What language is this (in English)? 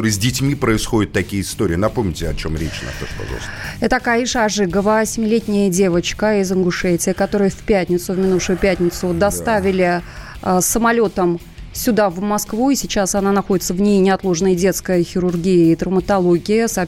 Russian